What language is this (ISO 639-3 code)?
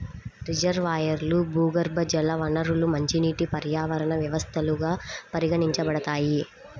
tel